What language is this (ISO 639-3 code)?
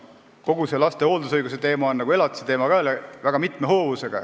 est